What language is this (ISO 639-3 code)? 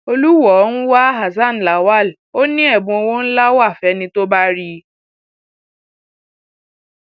yor